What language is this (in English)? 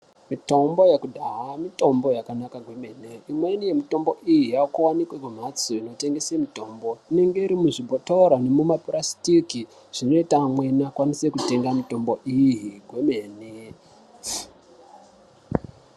Ndau